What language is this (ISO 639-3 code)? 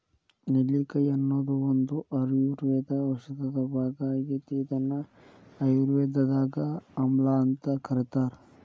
kan